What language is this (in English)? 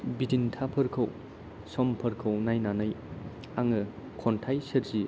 Bodo